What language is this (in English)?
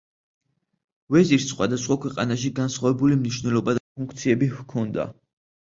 Georgian